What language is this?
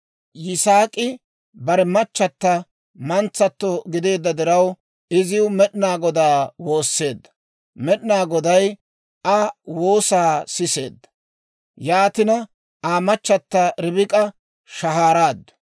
Dawro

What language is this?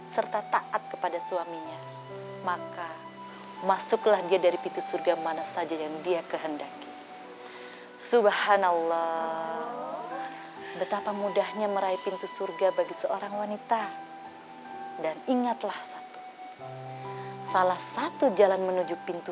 Indonesian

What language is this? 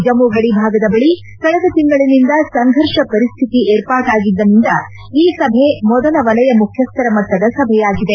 Kannada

